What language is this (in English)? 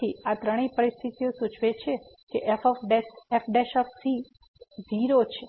Gujarati